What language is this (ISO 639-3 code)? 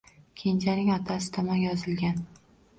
uzb